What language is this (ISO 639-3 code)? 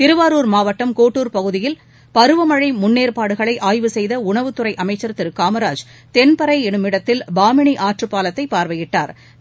tam